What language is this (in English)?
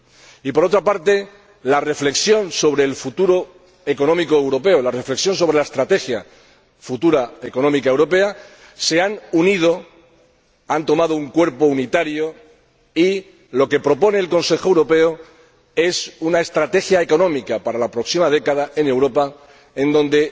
Spanish